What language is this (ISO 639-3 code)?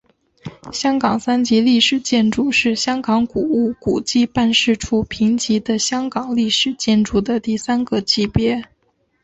zho